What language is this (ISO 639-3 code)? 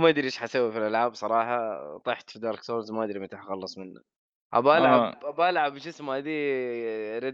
ara